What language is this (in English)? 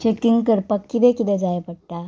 Konkani